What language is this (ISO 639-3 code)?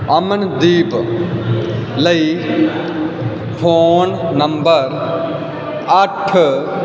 pan